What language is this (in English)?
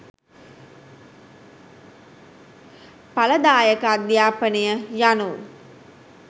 Sinhala